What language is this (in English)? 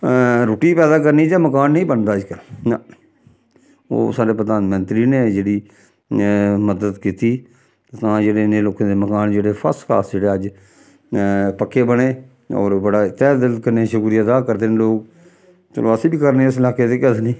Dogri